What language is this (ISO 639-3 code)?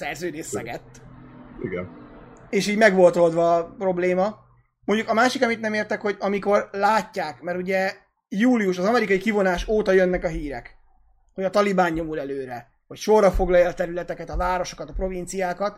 hun